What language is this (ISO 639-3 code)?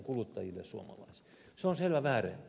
fin